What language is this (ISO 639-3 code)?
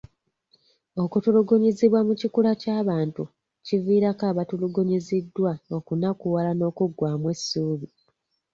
lug